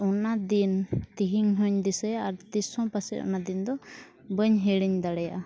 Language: Santali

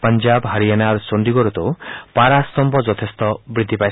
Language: Assamese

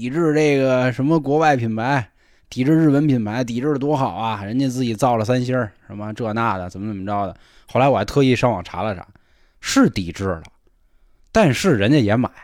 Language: Chinese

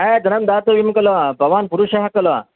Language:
Sanskrit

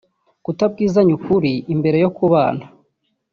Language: Kinyarwanda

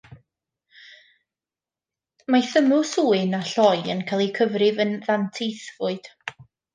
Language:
Welsh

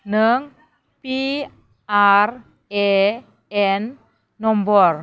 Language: Bodo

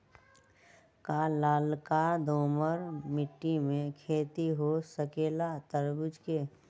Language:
Magahi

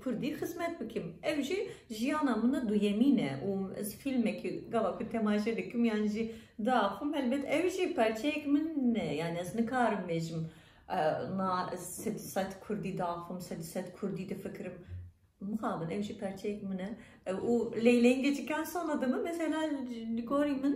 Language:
Turkish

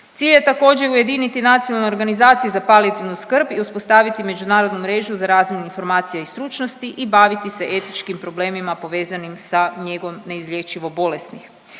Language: Croatian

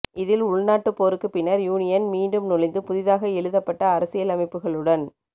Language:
Tamil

